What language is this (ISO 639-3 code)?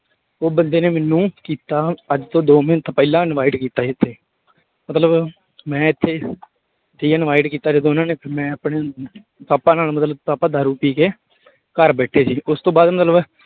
pan